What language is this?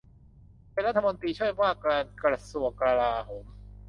Thai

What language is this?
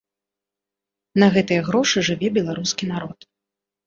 Belarusian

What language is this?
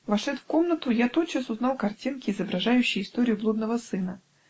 Russian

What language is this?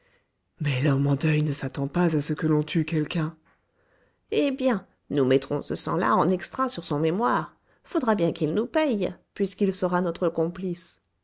French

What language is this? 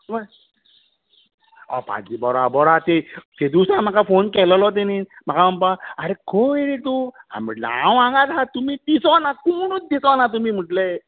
Konkani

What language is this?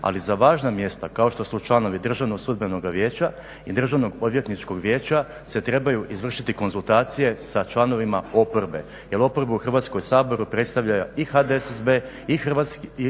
Croatian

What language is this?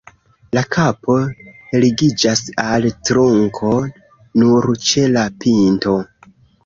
Esperanto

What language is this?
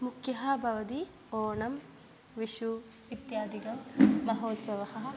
Sanskrit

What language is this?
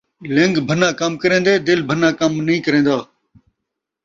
Saraiki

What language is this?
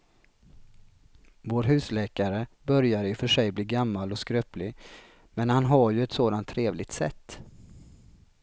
Swedish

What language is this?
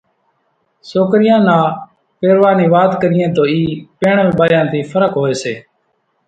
Kachi Koli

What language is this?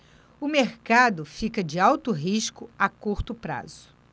Portuguese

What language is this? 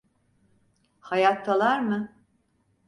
Turkish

